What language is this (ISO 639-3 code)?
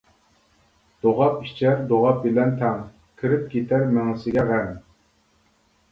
uig